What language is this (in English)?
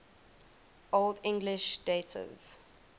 English